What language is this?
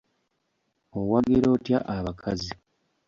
Ganda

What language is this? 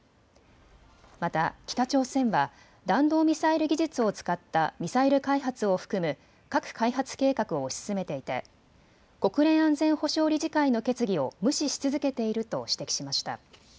Japanese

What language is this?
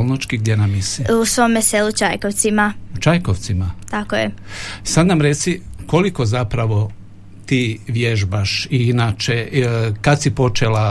Croatian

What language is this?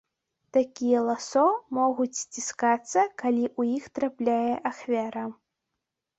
Belarusian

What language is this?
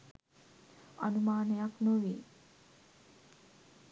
Sinhala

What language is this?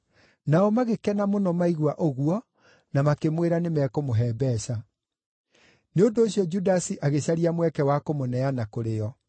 Kikuyu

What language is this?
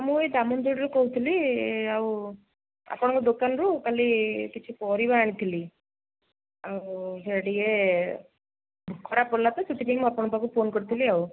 Odia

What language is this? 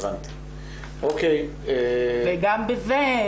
Hebrew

